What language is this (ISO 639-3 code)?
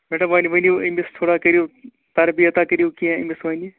kas